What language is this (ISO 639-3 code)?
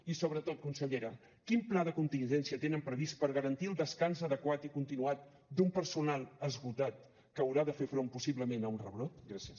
cat